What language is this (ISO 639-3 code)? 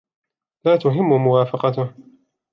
ara